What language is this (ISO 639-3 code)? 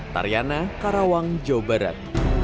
ind